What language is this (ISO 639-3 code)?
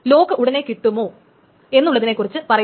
mal